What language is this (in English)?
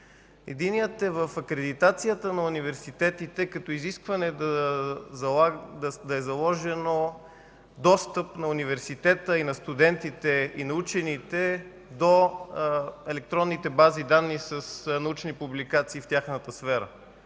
Bulgarian